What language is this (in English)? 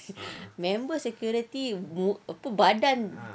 English